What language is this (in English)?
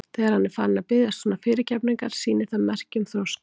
Icelandic